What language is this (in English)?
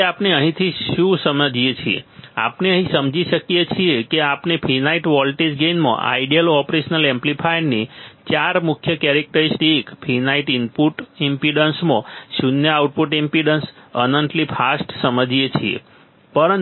Gujarati